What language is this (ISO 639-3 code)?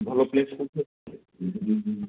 ori